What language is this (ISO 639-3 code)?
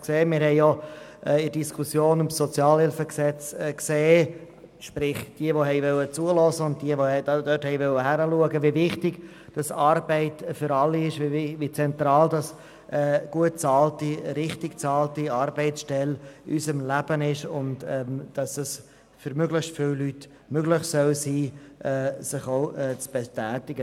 gsw